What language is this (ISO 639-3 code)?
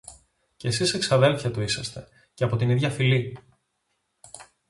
ell